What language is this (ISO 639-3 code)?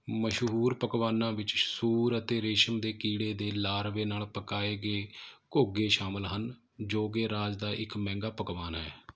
pan